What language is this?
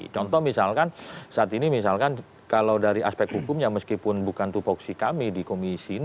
Indonesian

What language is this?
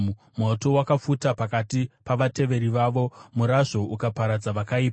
Shona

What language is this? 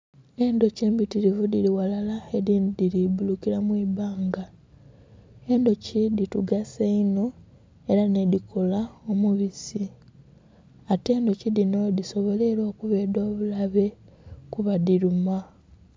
Soga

